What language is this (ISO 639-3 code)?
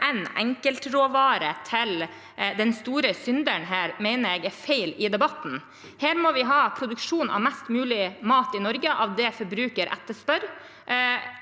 nor